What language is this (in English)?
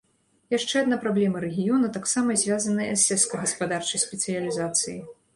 Belarusian